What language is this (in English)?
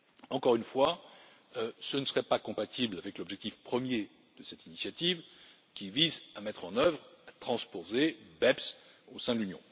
French